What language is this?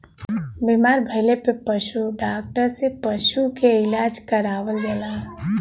Bhojpuri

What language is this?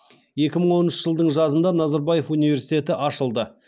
Kazakh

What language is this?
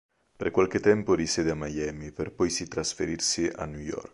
Italian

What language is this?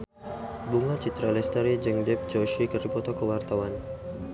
Sundanese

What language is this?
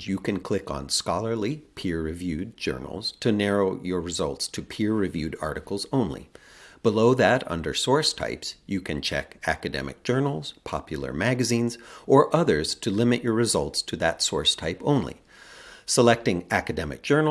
English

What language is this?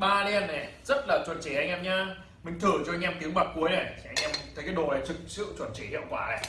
Vietnamese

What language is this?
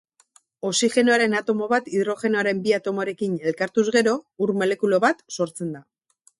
Basque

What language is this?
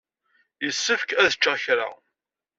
Kabyle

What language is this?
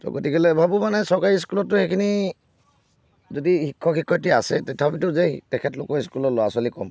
Assamese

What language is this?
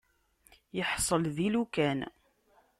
Kabyle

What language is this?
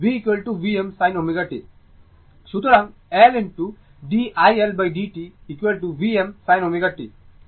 Bangla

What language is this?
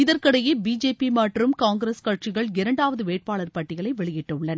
Tamil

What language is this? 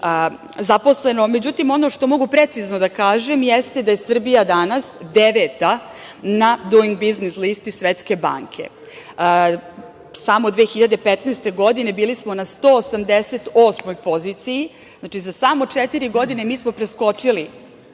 Serbian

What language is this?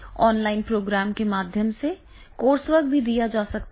Hindi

